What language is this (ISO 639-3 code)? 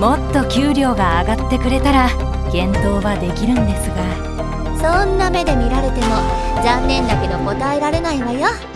jpn